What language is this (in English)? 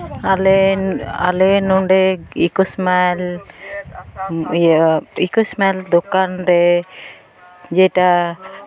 Santali